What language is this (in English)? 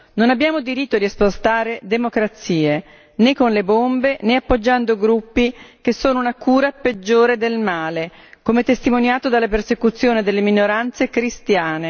Italian